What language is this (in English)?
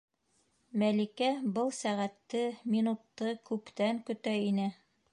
Bashkir